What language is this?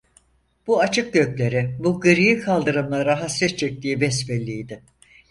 Turkish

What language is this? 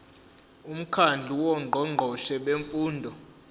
Zulu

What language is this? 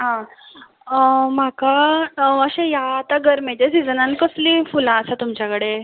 Konkani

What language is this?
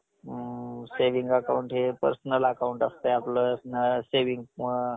Marathi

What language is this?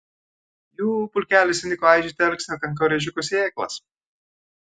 Lithuanian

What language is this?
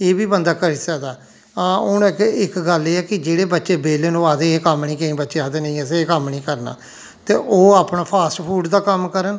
Dogri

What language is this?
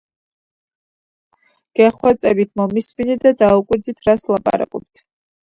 Georgian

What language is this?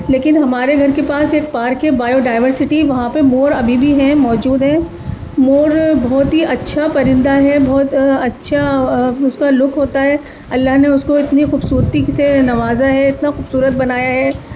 Urdu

